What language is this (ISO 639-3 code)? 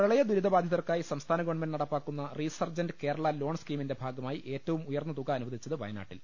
mal